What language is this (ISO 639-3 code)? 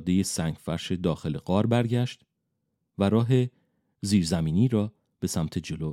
fas